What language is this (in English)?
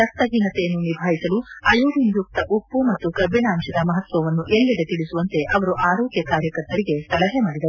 Kannada